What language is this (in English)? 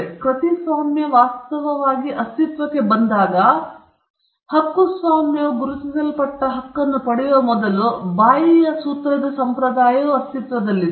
Kannada